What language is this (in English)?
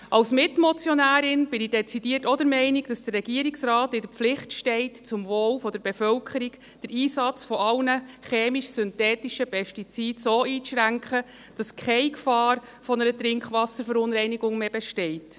Swiss German